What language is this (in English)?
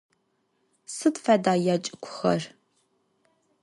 Adyghe